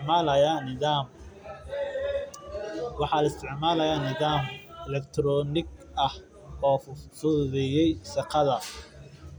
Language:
Somali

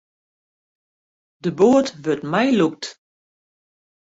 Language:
Western Frisian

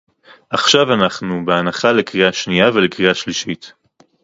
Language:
Hebrew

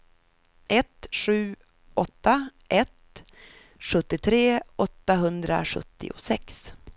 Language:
Swedish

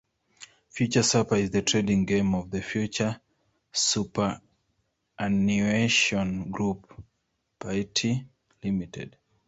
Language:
English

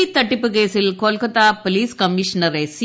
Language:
Malayalam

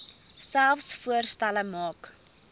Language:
Afrikaans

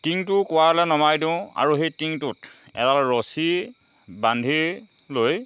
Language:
Assamese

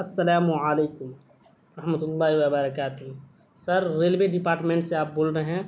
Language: Urdu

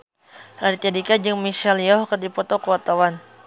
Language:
Sundanese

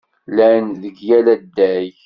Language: Kabyle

